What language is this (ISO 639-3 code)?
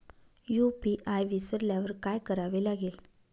mar